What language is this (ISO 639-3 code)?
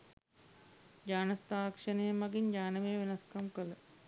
sin